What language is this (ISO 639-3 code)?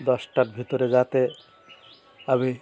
ben